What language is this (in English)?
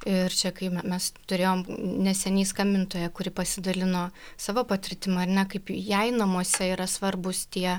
Lithuanian